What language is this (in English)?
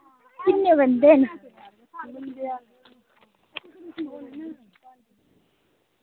Dogri